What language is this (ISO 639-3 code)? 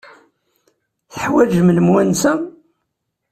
kab